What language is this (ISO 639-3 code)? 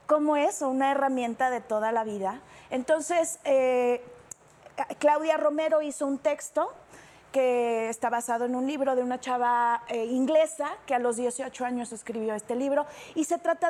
spa